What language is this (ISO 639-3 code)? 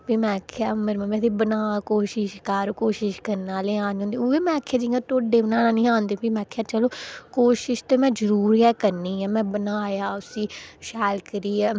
doi